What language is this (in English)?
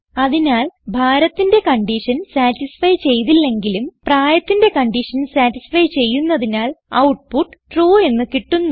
Malayalam